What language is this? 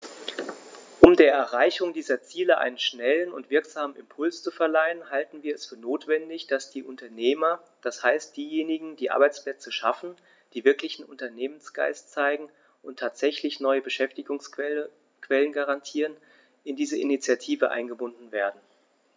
German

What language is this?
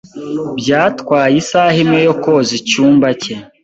Kinyarwanda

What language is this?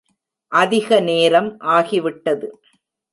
Tamil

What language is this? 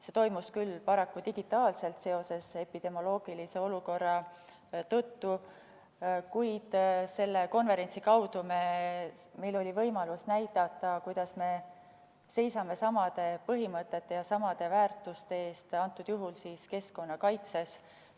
Estonian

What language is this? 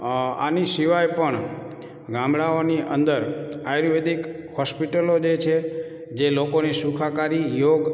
Gujarati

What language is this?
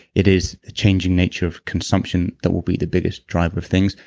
English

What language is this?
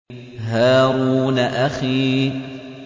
Arabic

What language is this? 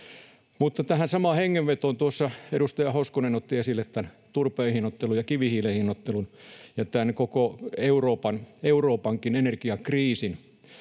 Finnish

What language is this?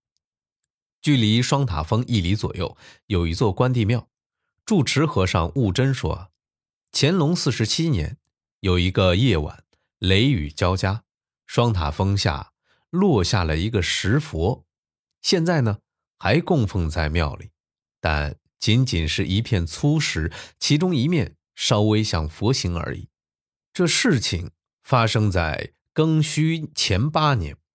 Chinese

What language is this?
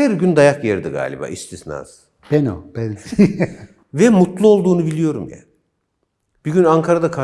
Turkish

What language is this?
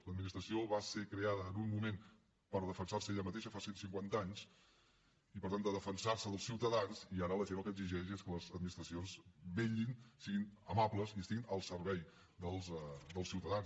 Catalan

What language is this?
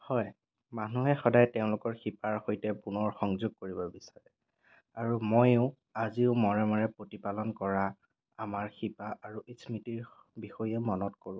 Assamese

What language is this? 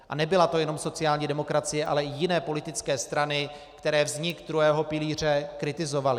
Czech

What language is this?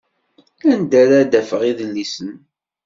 Kabyle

